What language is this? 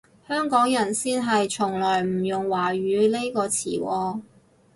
Cantonese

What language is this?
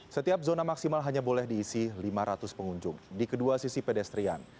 Indonesian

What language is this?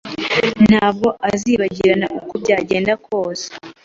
Kinyarwanda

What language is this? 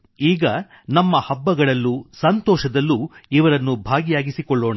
Kannada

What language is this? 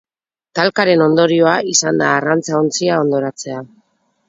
Basque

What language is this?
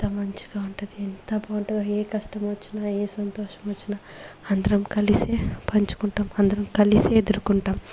Telugu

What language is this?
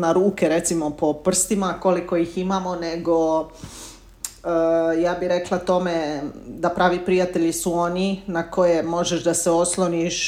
Croatian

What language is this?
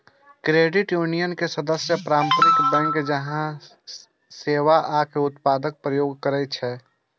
Maithili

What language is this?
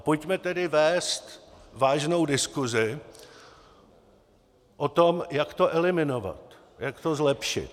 Czech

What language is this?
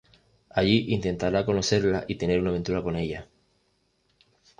Spanish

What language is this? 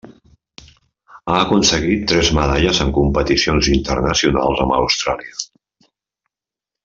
Catalan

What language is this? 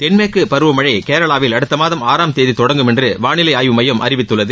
Tamil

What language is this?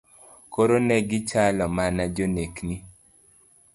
Luo (Kenya and Tanzania)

